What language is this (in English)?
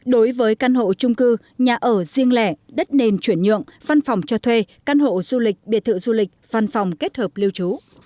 Vietnamese